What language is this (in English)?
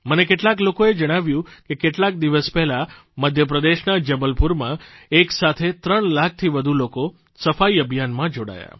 Gujarati